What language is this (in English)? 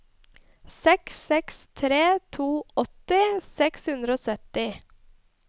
Norwegian